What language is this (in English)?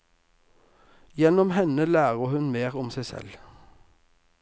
Norwegian